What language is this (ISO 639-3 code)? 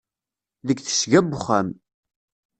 kab